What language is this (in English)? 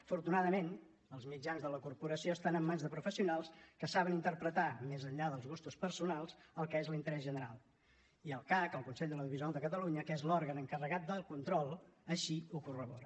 Catalan